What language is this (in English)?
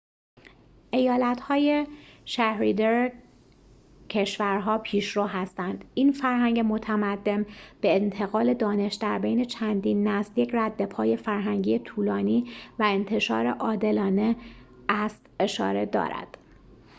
Persian